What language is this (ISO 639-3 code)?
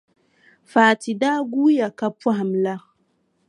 dag